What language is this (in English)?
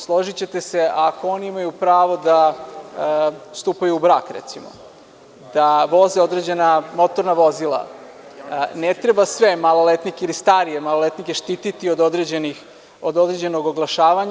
Serbian